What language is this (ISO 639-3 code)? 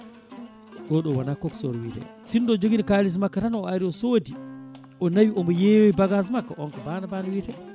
ful